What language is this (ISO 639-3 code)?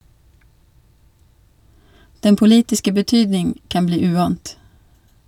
nor